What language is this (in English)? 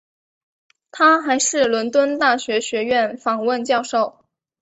Chinese